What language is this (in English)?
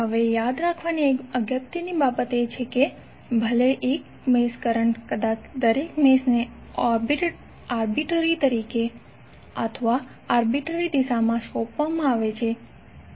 Gujarati